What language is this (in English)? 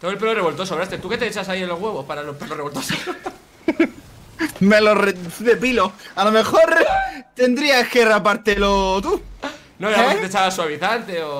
Spanish